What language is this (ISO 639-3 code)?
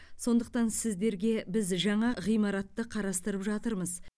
kaz